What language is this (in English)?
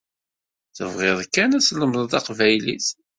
Kabyle